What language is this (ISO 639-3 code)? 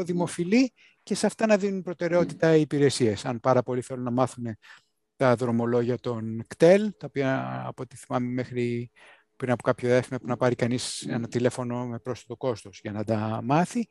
ell